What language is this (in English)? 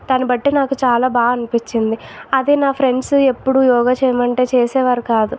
Telugu